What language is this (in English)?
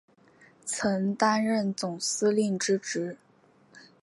Chinese